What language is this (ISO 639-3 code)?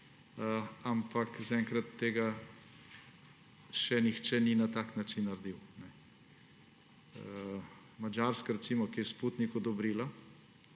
slv